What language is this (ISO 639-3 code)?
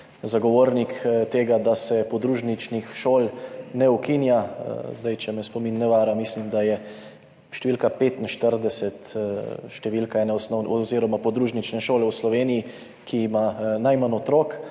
slv